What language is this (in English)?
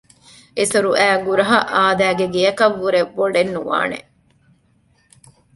Divehi